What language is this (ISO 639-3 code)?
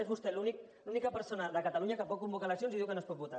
cat